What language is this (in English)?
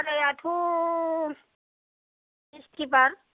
Bodo